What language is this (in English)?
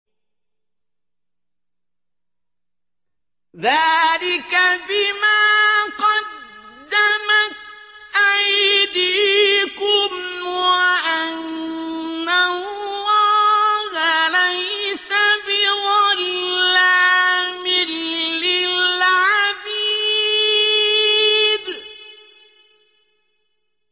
Arabic